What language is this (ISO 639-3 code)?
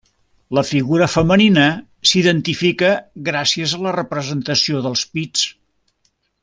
cat